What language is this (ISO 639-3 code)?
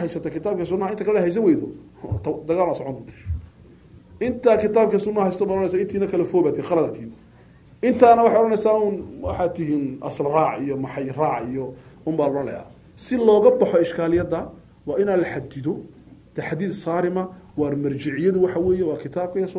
ara